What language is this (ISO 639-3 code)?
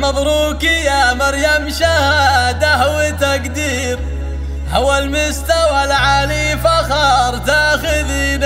ara